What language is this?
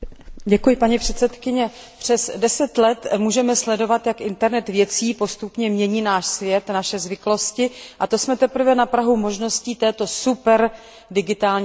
Czech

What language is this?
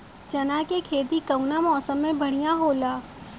Bhojpuri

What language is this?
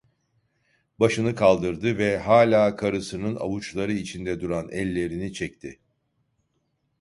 Turkish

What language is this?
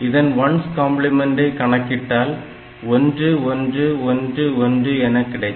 Tamil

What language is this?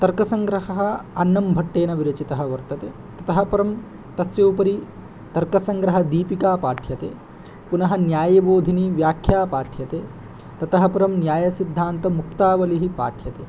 Sanskrit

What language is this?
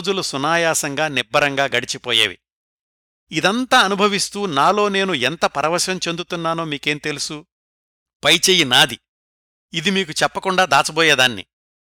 Telugu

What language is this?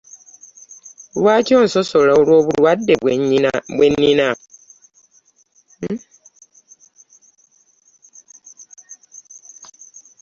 Ganda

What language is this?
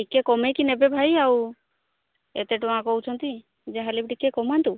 Odia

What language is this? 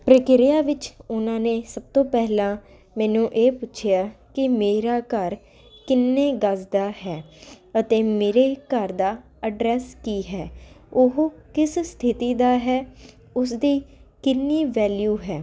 Punjabi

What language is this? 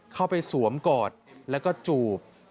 Thai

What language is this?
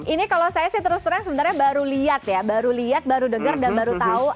Indonesian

